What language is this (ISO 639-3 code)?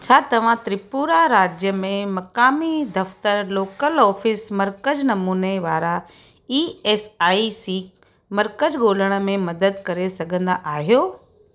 snd